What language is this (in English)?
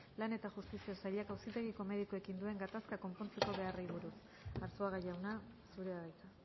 Basque